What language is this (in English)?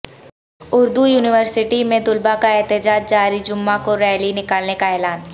Urdu